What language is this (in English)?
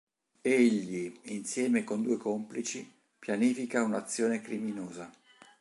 Italian